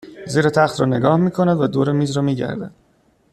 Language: Persian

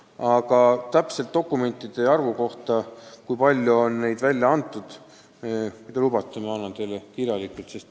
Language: Estonian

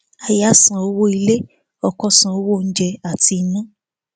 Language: Yoruba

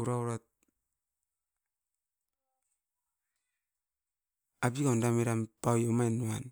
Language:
Askopan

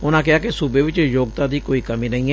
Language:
Punjabi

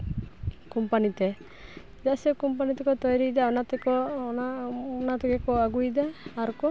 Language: Santali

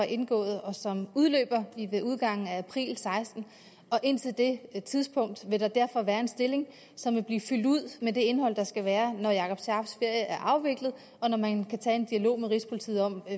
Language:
Danish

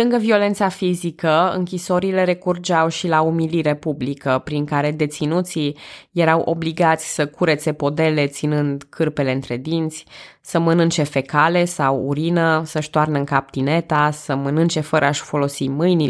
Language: Romanian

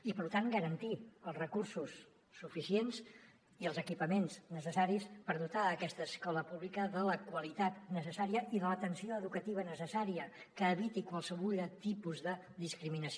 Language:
Catalan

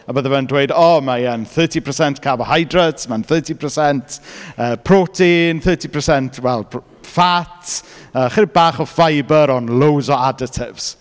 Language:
Welsh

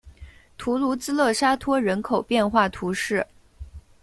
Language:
Chinese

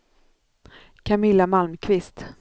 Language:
Swedish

